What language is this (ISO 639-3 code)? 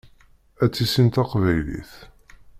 kab